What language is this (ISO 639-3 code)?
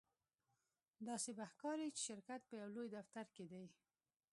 pus